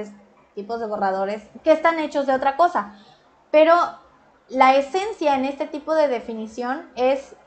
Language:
Spanish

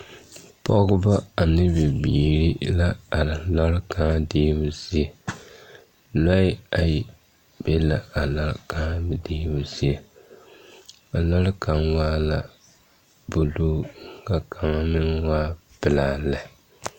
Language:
Southern Dagaare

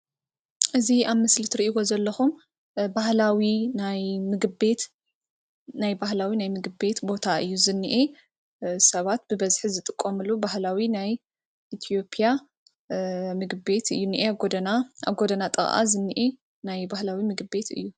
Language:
Tigrinya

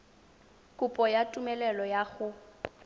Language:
Tswana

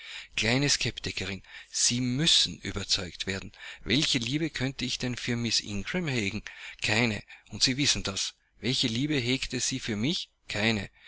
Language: German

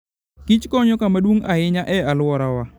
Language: Luo (Kenya and Tanzania)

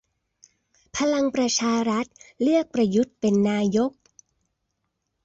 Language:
Thai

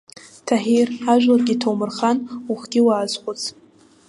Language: Abkhazian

